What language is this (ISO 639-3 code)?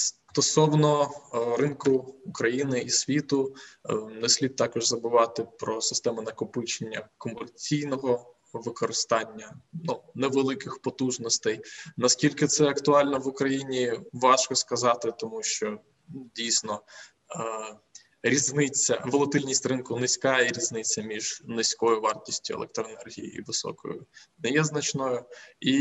ukr